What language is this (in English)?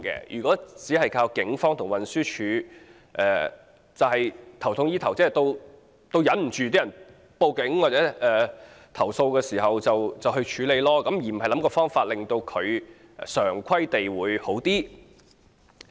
Cantonese